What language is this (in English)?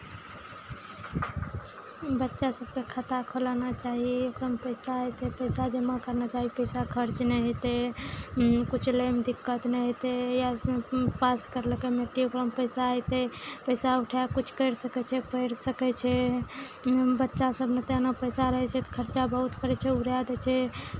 Maithili